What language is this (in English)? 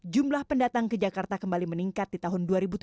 Indonesian